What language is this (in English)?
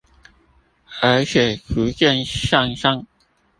Chinese